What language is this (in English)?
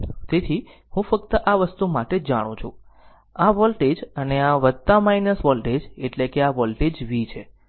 Gujarati